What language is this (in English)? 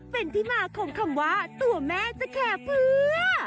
Thai